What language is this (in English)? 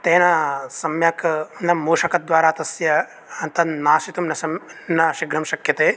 Sanskrit